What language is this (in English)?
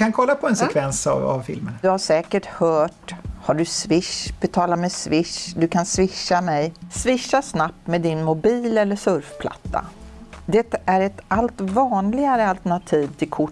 Swedish